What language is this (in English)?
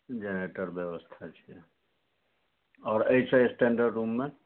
Maithili